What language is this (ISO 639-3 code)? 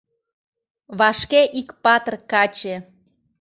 chm